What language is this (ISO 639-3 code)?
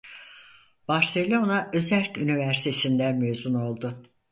tur